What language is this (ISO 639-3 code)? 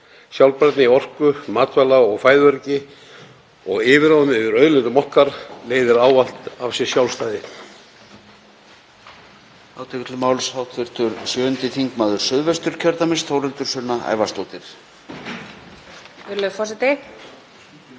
isl